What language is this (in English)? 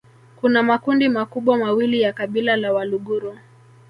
Swahili